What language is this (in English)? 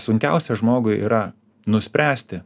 Lithuanian